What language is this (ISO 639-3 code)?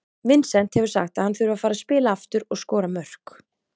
isl